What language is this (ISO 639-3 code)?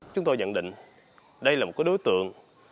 vie